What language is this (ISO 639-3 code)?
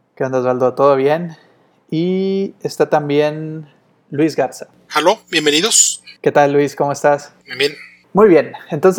spa